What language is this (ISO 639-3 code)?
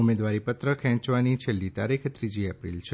guj